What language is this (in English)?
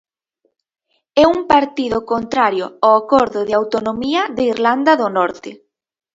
Galician